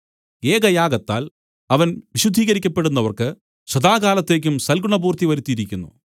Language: Malayalam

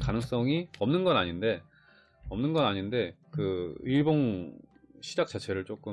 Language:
Korean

